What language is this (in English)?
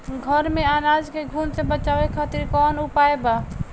Bhojpuri